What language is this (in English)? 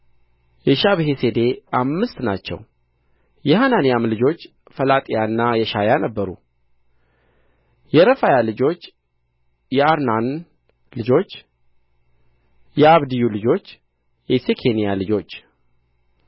Amharic